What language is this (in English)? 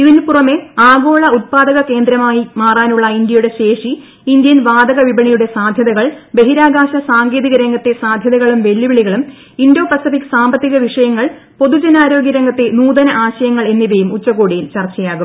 Malayalam